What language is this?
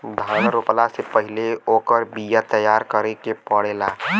Bhojpuri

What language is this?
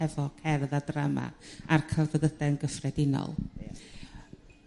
Welsh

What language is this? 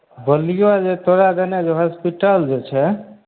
Maithili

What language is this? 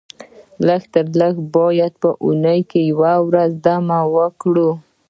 Pashto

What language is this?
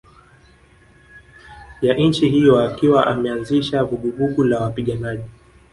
Swahili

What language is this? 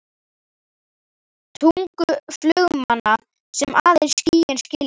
Icelandic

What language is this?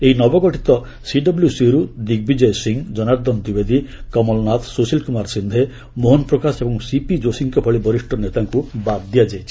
Odia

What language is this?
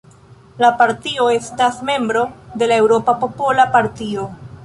Esperanto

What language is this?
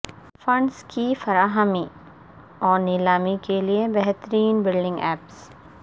Urdu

